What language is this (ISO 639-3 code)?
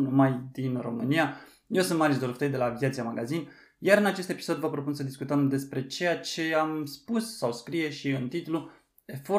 ron